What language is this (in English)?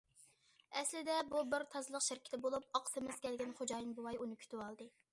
Uyghur